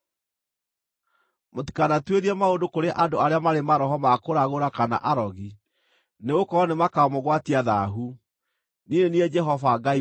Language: Kikuyu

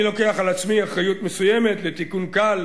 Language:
Hebrew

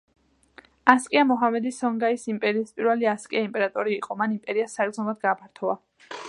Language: Georgian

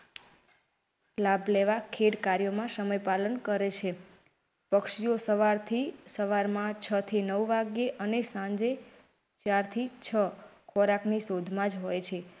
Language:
Gujarati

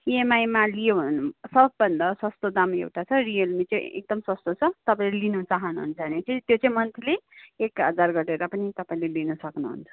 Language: Nepali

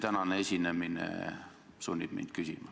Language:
Estonian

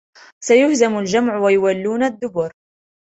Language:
Arabic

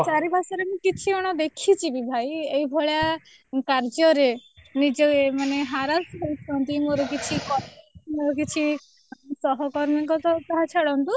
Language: Odia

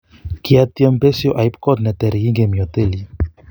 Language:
Kalenjin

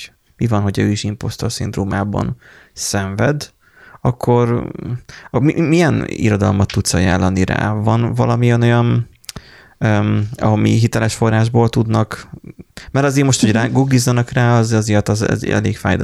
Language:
Hungarian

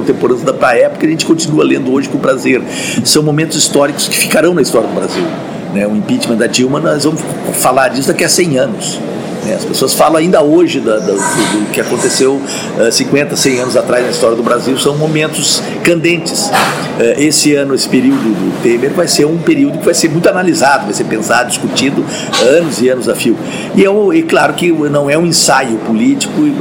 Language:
Portuguese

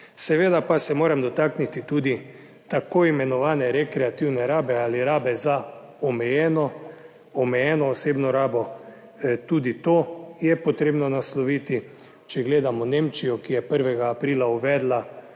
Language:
Slovenian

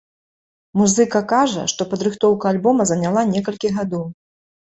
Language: Belarusian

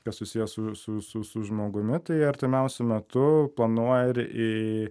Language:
Lithuanian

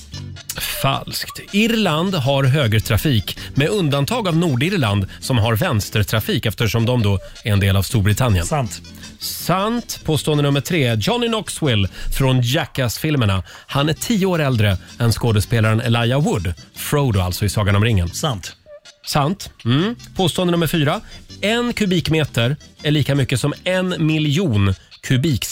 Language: Swedish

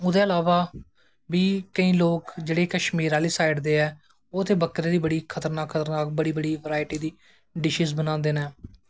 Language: Dogri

